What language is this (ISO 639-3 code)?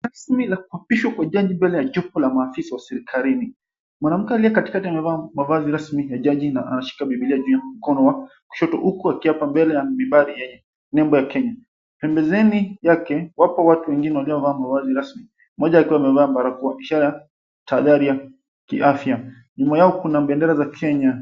swa